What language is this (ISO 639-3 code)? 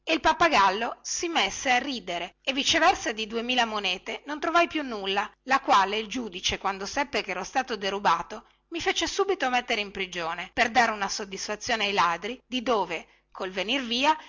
ita